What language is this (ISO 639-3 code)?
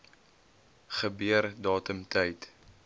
afr